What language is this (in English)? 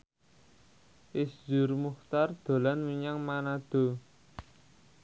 Javanese